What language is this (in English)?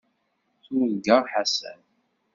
Kabyle